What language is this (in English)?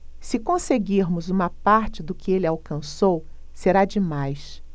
Portuguese